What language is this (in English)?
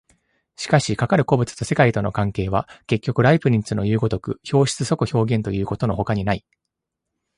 Japanese